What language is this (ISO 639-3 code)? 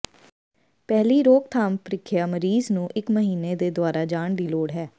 pan